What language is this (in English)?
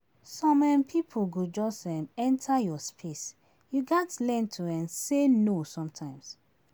Nigerian Pidgin